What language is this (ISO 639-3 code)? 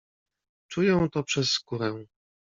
pol